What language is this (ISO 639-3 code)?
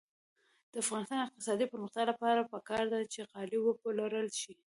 pus